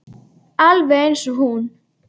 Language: Icelandic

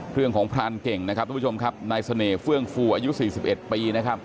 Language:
Thai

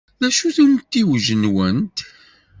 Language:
Kabyle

